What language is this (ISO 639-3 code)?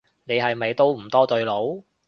yue